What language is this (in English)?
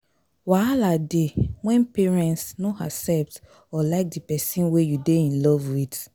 Nigerian Pidgin